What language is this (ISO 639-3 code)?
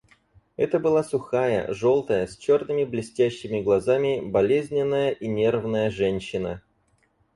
rus